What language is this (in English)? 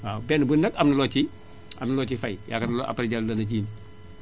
Wolof